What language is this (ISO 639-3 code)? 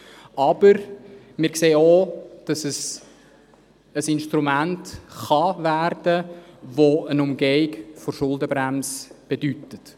gsw